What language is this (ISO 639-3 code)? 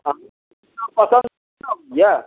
mai